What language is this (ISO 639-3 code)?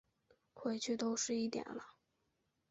zho